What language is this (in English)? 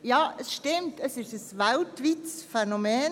Swiss German